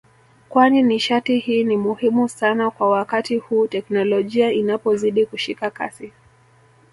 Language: Swahili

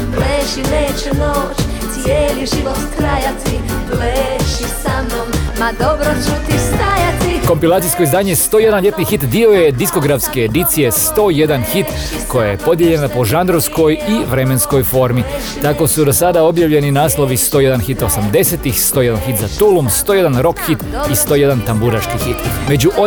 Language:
Croatian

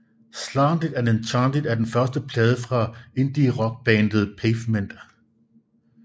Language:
Danish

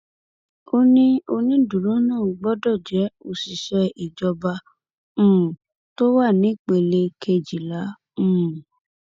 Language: Yoruba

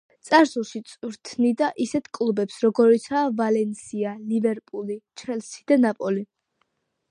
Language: Georgian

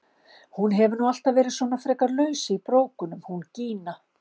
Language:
Icelandic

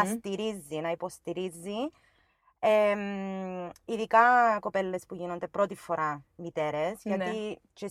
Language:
Greek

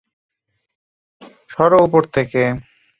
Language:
Bangla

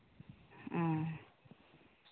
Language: Santali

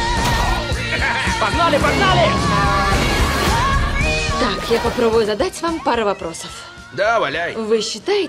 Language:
Russian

